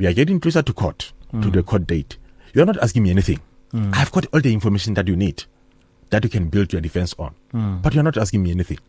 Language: English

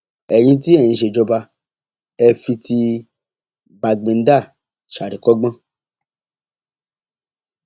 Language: Yoruba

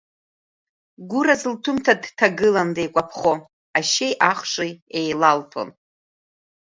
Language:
Abkhazian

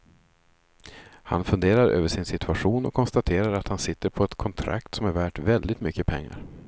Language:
Swedish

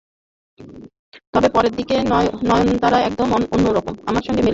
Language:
Bangla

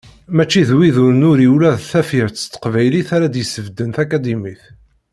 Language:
Kabyle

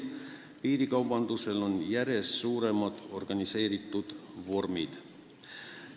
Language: Estonian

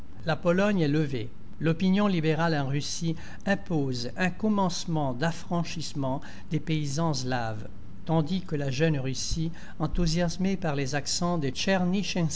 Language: French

